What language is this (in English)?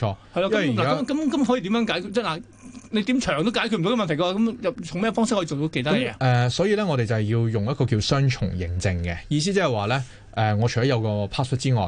Chinese